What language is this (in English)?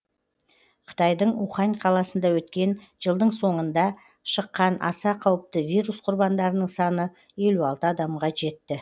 Kazakh